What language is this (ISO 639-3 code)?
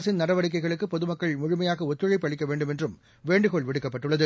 tam